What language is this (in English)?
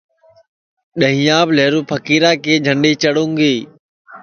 Sansi